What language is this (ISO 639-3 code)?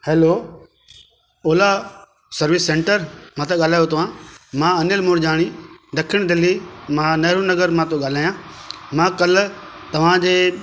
snd